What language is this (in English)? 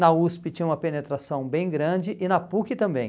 Portuguese